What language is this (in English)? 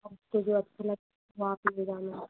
Hindi